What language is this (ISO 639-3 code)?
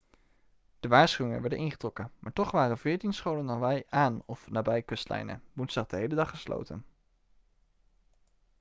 nld